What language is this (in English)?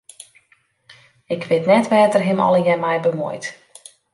Western Frisian